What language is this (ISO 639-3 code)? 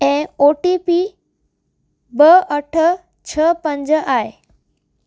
snd